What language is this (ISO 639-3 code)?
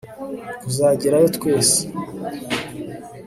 kin